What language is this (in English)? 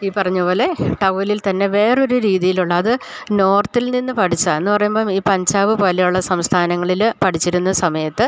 Malayalam